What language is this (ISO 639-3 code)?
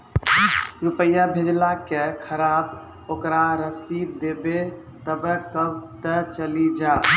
mai